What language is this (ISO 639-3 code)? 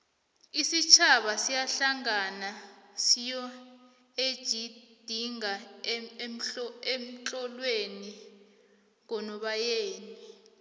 nbl